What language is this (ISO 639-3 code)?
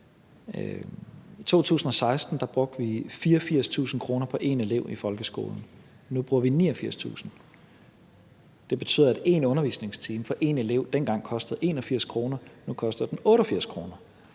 dan